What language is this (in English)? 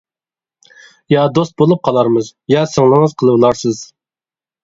Uyghur